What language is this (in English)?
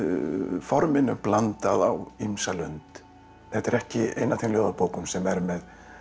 Icelandic